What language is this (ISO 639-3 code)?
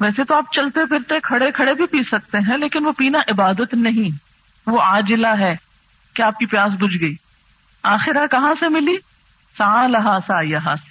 urd